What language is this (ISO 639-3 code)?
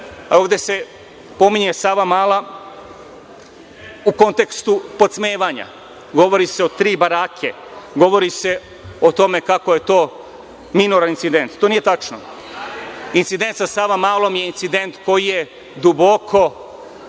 srp